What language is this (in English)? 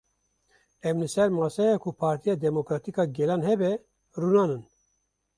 Kurdish